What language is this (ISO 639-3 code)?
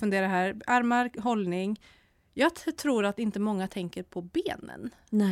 swe